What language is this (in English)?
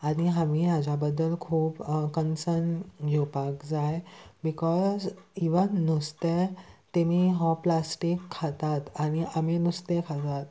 Konkani